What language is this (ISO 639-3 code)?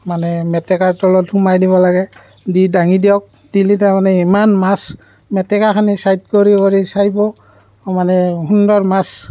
asm